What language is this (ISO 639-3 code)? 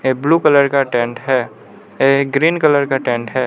hin